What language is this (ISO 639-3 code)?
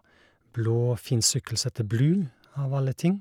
nor